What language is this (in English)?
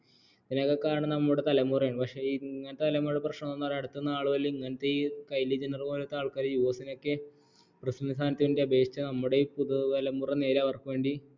Malayalam